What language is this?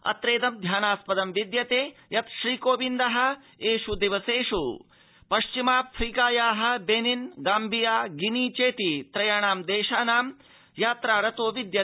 Sanskrit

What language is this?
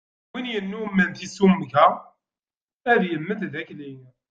Kabyle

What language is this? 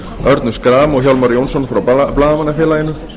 Icelandic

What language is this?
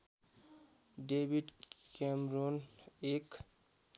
Nepali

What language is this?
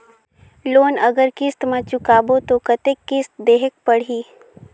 Chhattisgarhi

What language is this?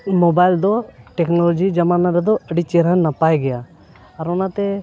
Santali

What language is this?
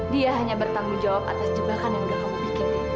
Indonesian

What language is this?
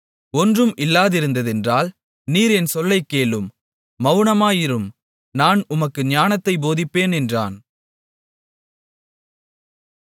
Tamil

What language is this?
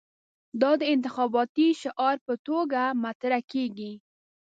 Pashto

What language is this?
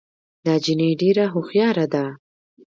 Pashto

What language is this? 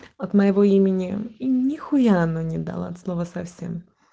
Russian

